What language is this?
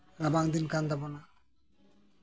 Santali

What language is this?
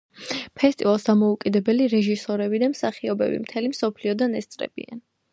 Georgian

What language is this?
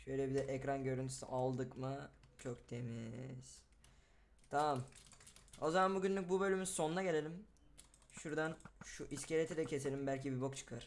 Turkish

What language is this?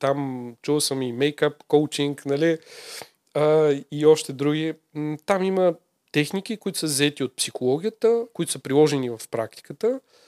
Bulgarian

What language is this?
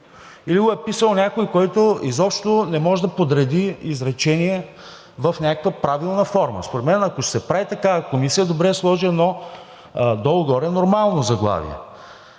Bulgarian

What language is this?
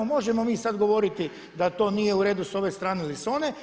Croatian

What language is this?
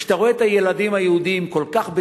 Hebrew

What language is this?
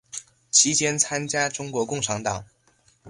Chinese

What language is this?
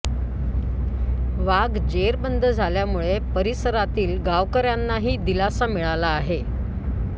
Marathi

